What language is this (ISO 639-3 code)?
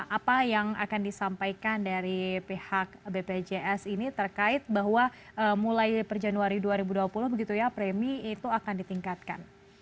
ind